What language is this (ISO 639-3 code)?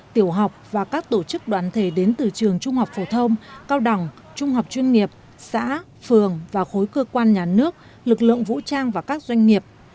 vie